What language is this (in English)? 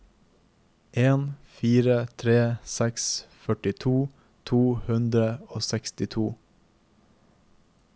Norwegian